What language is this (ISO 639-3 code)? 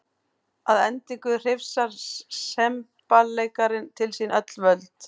isl